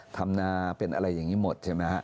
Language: Thai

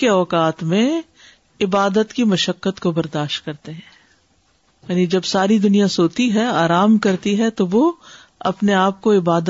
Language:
Urdu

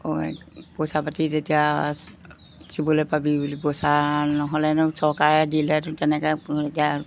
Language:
Assamese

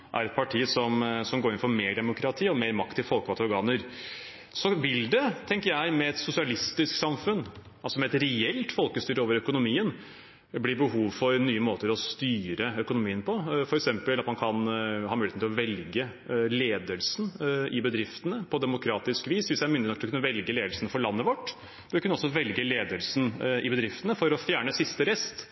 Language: Norwegian Bokmål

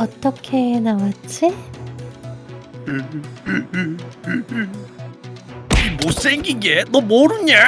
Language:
Korean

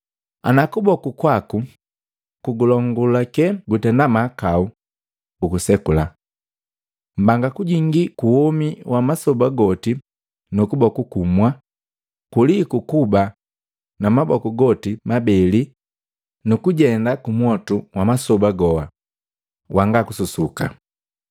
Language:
Matengo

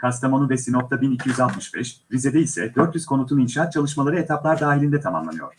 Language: Turkish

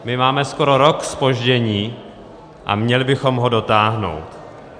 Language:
Czech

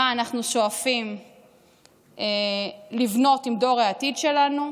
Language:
Hebrew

